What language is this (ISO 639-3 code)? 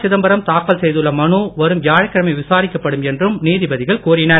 tam